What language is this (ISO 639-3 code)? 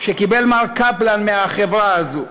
heb